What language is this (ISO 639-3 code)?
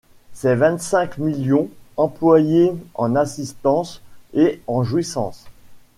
fra